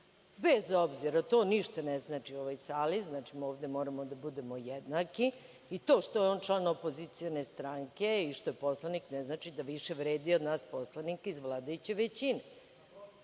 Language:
Serbian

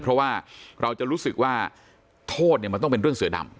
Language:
Thai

